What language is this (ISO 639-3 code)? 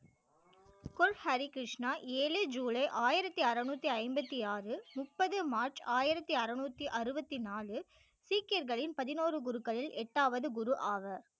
tam